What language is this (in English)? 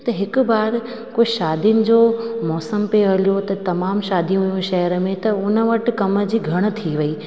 Sindhi